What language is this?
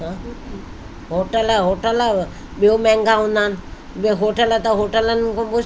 Sindhi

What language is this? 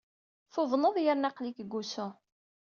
Kabyle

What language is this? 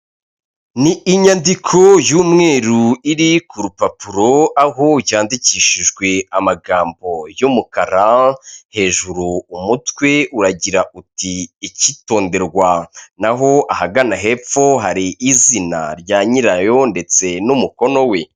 Kinyarwanda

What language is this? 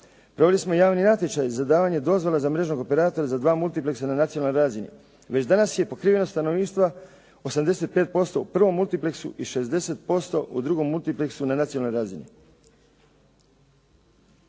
Croatian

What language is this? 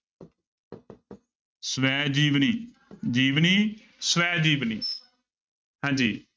Punjabi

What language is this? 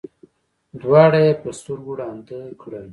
Pashto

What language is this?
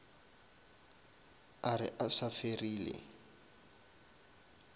Northern Sotho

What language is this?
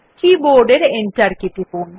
Bangla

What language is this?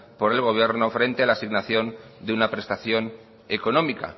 Spanish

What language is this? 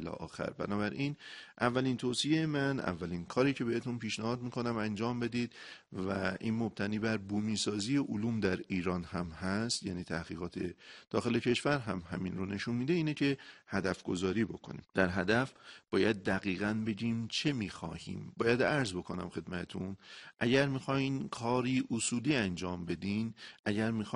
Persian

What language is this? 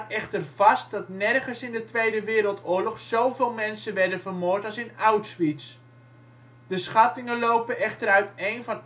Dutch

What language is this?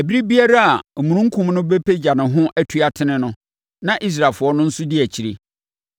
Akan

